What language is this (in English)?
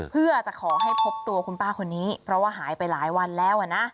Thai